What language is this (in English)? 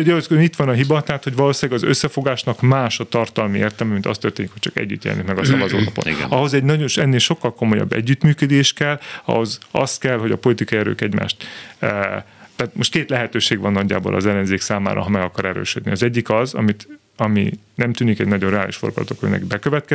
Hungarian